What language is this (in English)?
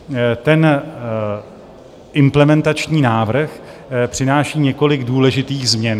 Czech